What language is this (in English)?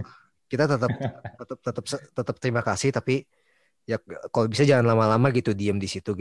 Indonesian